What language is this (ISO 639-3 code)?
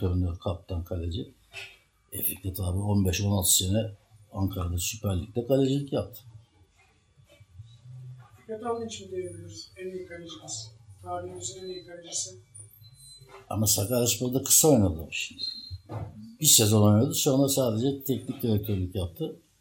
tur